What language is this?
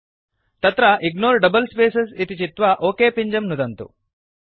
Sanskrit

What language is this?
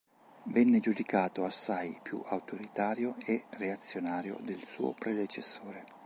Italian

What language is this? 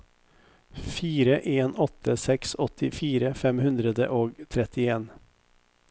Norwegian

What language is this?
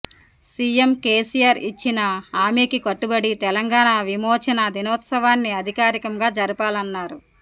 Telugu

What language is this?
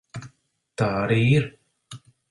Latvian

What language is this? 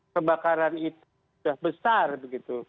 Indonesian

